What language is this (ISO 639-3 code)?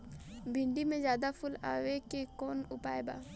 bho